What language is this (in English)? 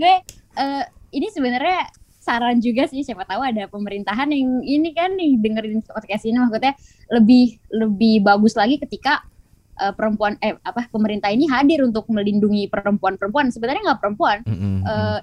Indonesian